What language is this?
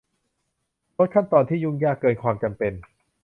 Thai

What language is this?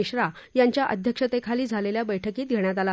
Marathi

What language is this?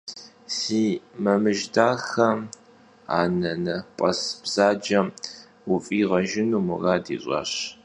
Kabardian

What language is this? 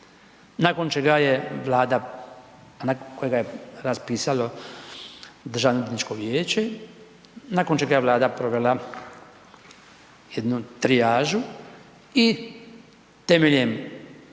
Croatian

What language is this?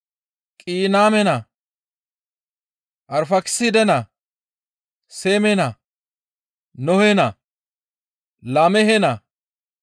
Gamo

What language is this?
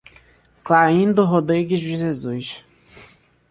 Portuguese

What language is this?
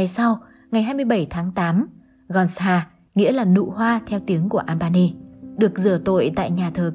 Vietnamese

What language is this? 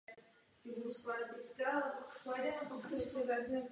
Czech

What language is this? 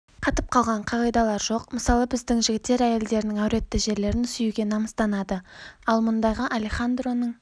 Kazakh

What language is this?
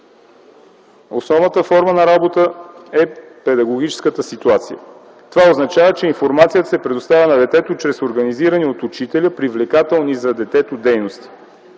Bulgarian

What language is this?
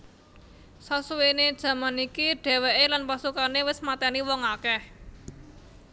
Javanese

